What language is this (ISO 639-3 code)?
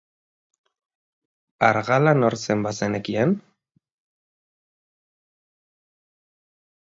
eus